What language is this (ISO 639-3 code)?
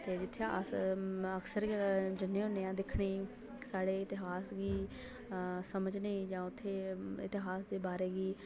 doi